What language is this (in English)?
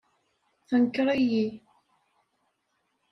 Kabyle